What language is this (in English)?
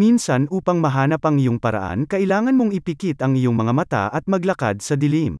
Filipino